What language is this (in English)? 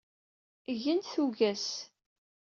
Kabyle